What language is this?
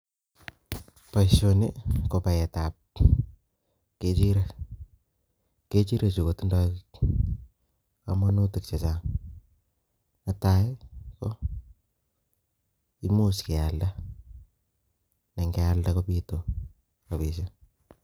Kalenjin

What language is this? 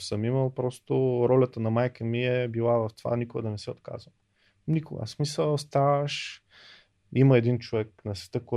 Bulgarian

